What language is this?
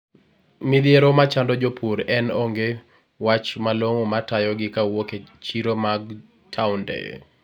Luo (Kenya and Tanzania)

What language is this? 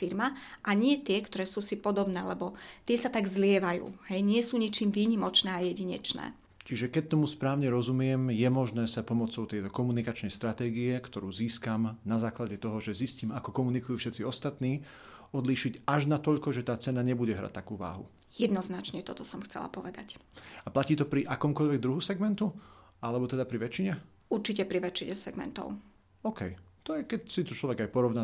Slovak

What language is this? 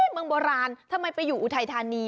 Thai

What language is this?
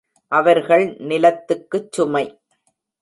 Tamil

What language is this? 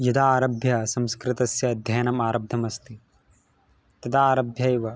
Sanskrit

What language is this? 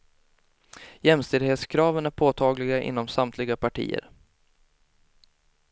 Swedish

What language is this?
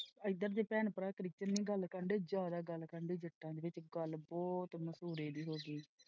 Punjabi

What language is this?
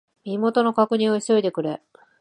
Japanese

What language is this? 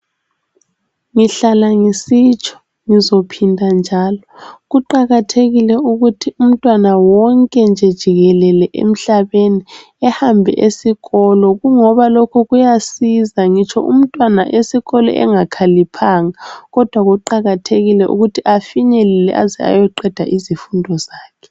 North Ndebele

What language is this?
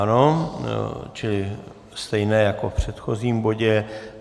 Czech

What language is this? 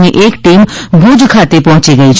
Gujarati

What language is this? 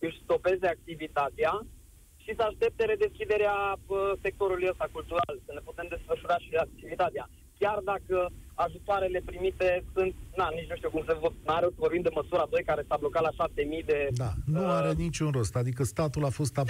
Romanian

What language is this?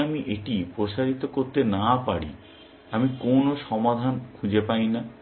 Bangla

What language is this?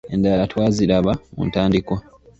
Ganda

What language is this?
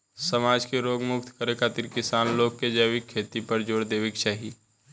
Bhojpuri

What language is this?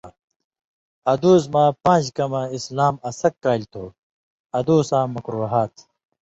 Indus Kohistani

